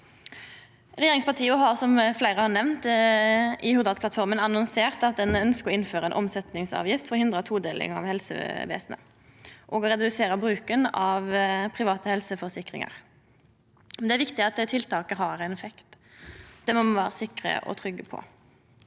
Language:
Norwegian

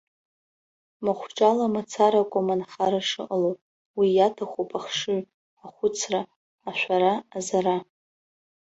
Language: Abkhazian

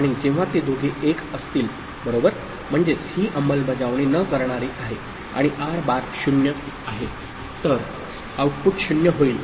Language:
Marathi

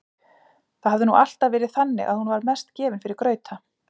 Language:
Icelandic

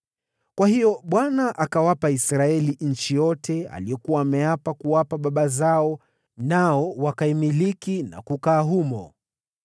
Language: Swahili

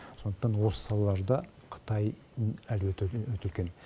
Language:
Kazakh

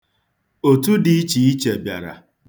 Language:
Igbo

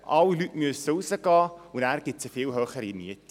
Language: Swiss German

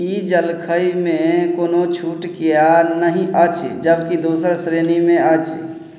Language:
Maithili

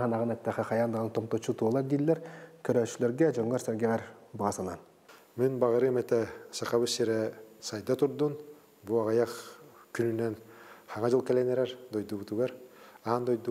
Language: Arabic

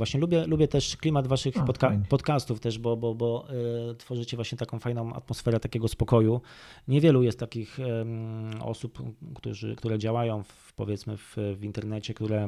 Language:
Polish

